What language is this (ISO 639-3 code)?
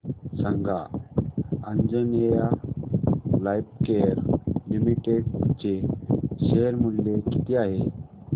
mar